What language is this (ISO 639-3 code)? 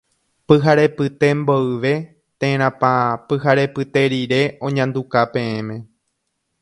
grn